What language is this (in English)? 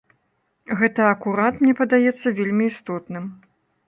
Belarusian